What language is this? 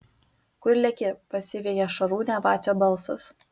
Lithuanian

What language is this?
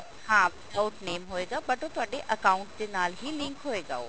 Punjabi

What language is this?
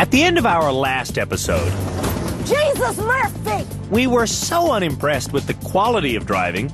English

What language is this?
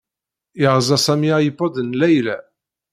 Kabyle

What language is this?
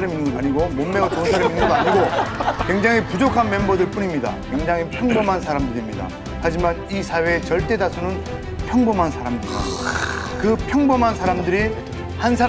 Korean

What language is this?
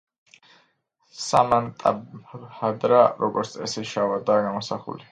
Georgian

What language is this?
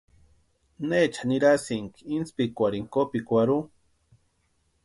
Western Highland Purepecha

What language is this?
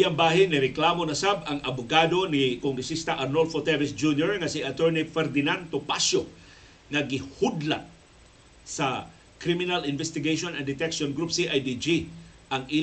Filipino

